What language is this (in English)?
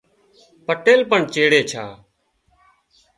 Wadiyara Koli